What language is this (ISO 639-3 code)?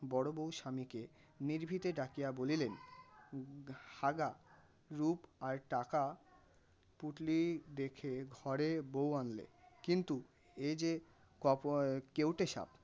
ben